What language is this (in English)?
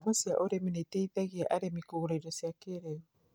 Kikuyu